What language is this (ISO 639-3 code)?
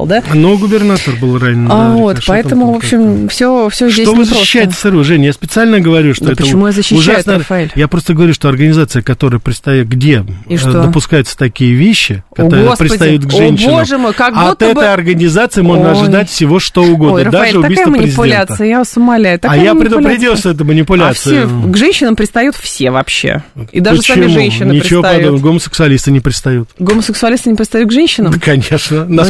rus